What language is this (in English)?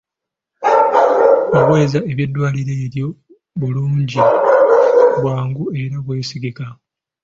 Ganda